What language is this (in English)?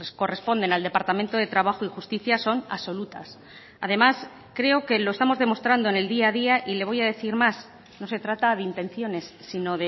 Spanish